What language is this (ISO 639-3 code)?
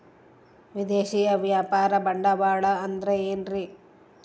kan